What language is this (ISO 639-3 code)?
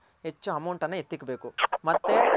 kan